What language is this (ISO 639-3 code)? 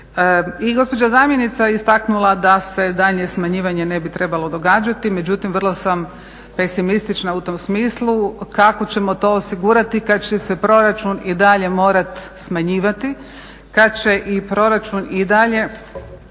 hrv